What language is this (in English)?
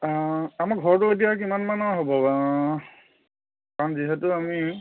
Assamese